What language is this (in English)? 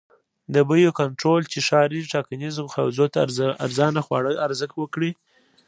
Pashto